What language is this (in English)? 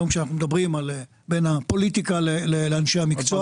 Hebrew